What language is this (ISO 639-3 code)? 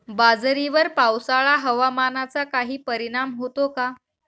mar